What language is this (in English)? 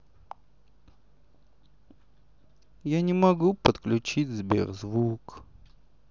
Russian